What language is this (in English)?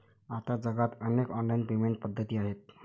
Marathi